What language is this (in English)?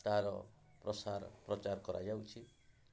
Odia